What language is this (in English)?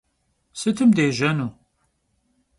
Kabardian